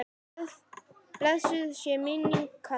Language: Icelandic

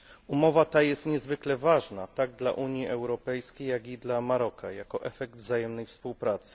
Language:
Polish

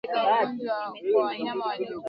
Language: Swahili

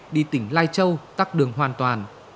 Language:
Vietnamese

